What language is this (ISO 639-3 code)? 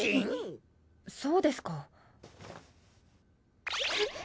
jpn